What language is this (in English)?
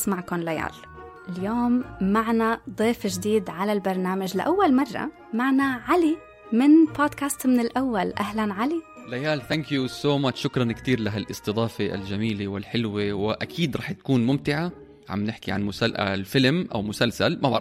Arabic